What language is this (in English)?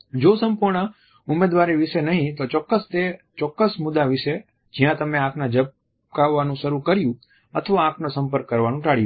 Gujarati